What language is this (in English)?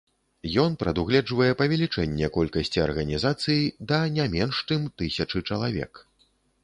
Belarusian